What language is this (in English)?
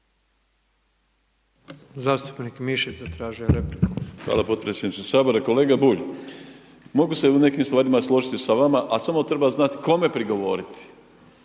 Croatian